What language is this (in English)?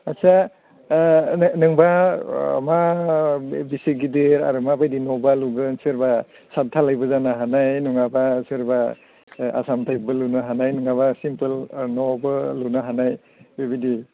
Bodo